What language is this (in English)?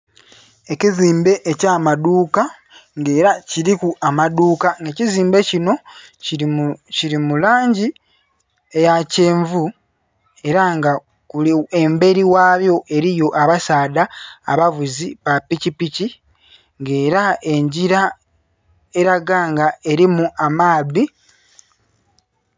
Soga